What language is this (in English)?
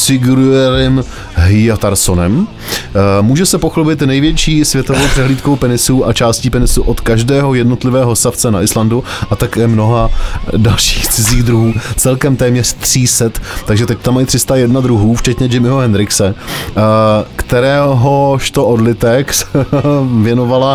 Czech